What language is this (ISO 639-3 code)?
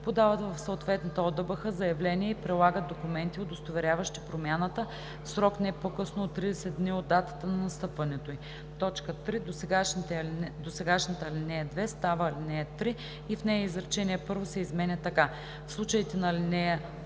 bul